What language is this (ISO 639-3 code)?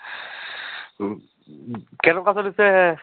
asm